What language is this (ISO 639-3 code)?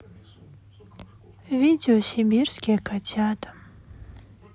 rus